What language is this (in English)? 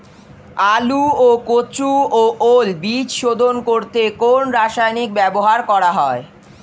Bangla